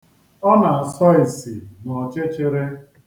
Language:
Igbo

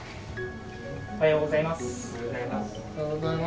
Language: Japanese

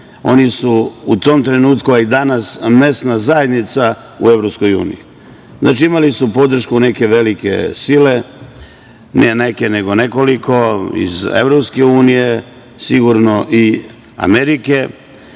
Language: Serbian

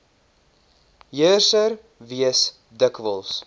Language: Afrikaans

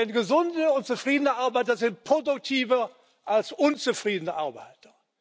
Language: German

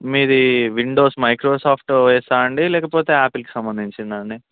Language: Telugu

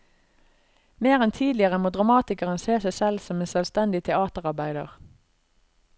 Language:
Norwegian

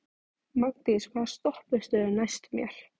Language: Icelandic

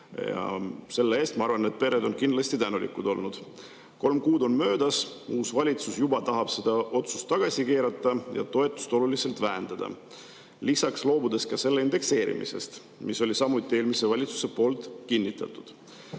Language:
Estonian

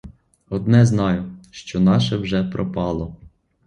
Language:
Ukrainian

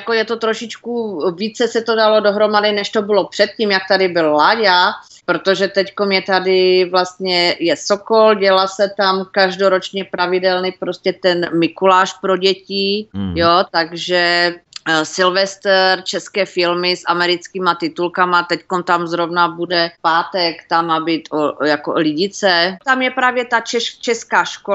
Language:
Czech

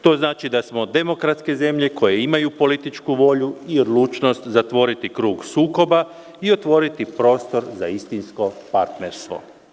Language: Serbian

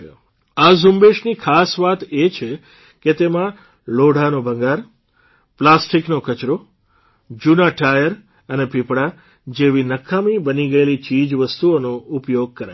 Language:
Gujarati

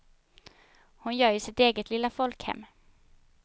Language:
Swedish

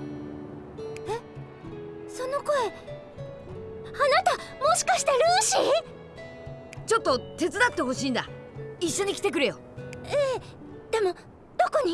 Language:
Japanese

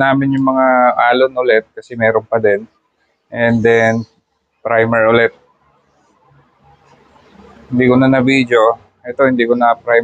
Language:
Filipino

